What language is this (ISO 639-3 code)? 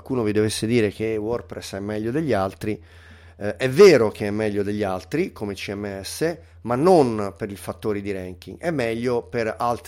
ita